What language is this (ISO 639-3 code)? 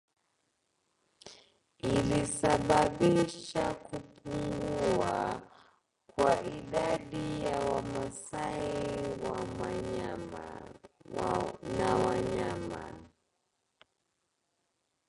swa